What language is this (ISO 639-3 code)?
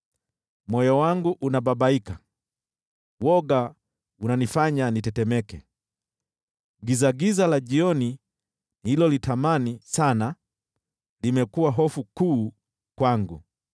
swa